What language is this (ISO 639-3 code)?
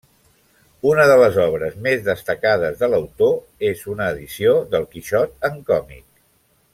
cat